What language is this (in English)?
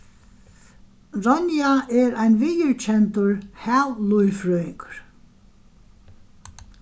Faroese